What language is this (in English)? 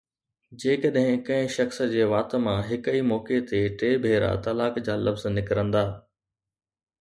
Sindhi